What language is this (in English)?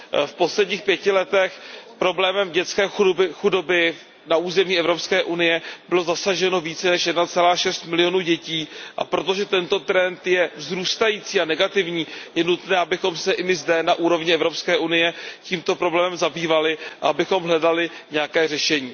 Czech